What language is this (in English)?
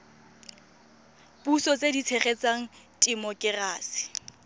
Tswana